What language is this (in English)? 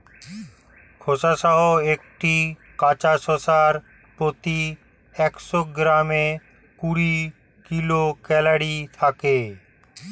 Bangla